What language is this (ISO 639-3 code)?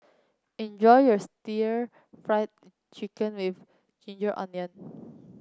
eng